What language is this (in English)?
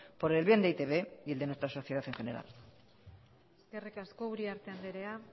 Spanish